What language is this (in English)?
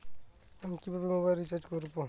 Bangla